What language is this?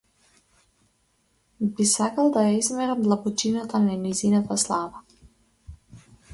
Macedonian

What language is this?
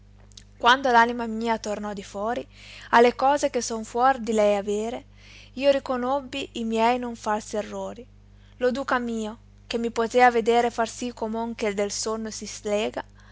Italian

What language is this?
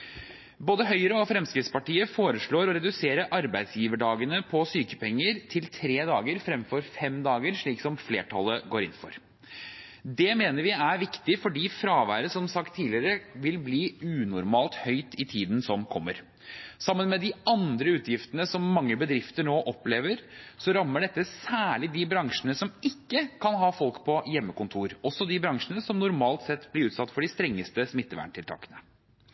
Norwegian Bokmål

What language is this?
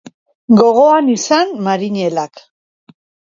Basque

